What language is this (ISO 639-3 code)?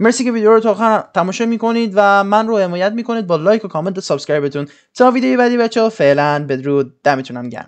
fas